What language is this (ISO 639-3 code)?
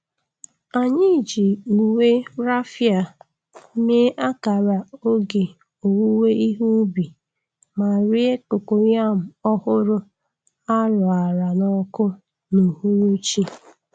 ibo